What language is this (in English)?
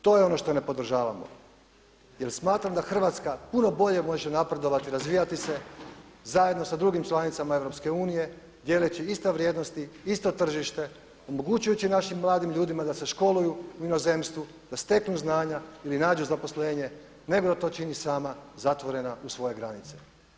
Croatian